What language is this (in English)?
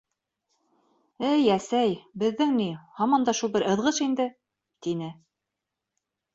Bashkir